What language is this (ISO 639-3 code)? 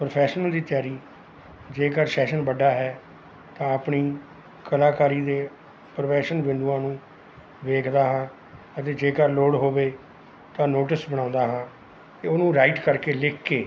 pan